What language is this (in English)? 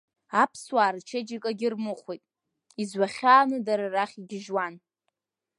Abkhazian